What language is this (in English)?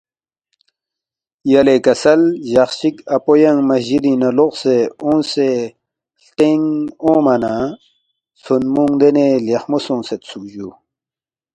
Balti